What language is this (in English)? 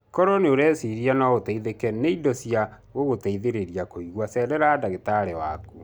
Kikuyu